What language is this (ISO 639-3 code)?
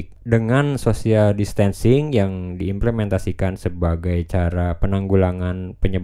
ind